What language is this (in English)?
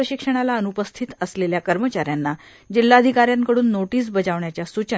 Marathi